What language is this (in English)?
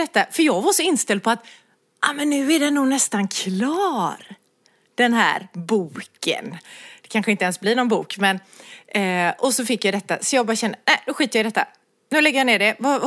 Swedish